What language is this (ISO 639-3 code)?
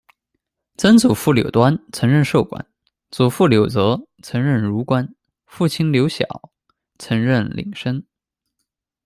zho